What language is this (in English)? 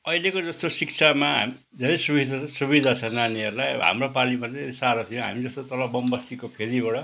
Nepali